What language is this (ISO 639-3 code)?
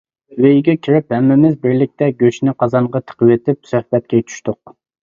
uig